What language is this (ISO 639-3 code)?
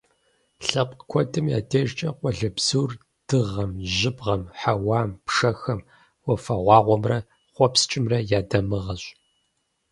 kbd